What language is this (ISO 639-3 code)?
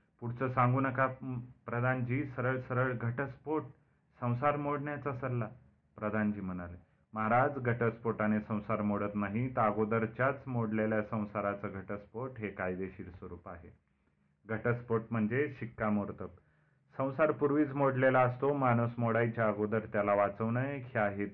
mar